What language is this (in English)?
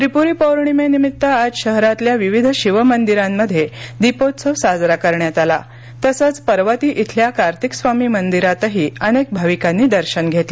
Marathi